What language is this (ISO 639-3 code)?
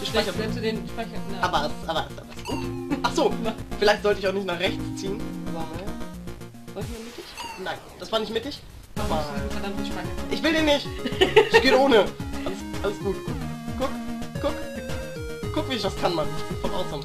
deu